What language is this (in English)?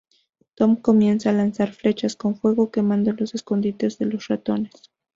Spanish